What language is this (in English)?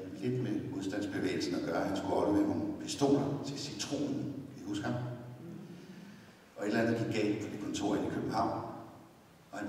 Danish